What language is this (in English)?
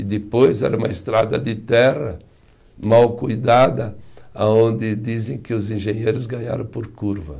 Portuguese